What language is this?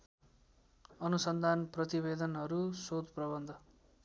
Nepali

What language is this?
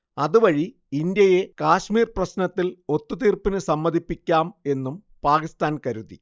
Malayalam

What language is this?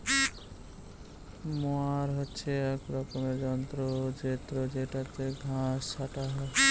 Bangla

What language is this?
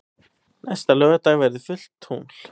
Icelandic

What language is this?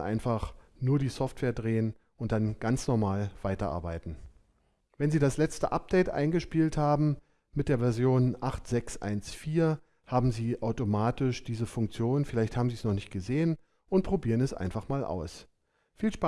German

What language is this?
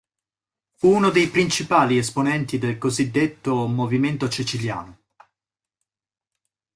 Italian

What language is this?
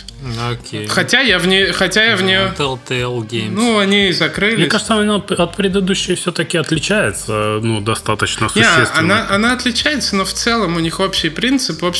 Russian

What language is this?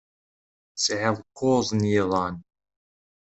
Kabyle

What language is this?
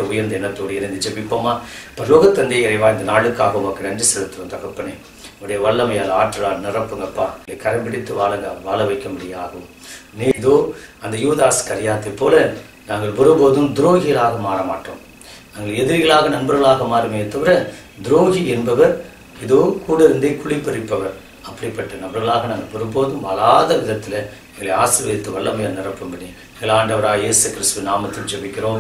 Thai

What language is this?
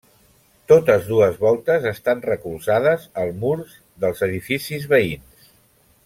Catalan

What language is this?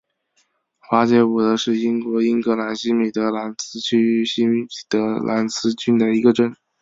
Chinese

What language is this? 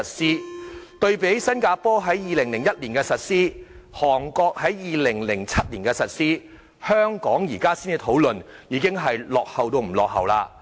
Cantonese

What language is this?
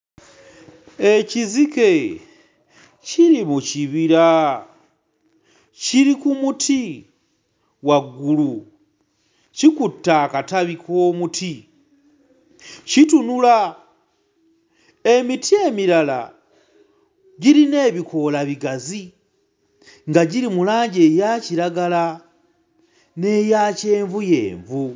Ganda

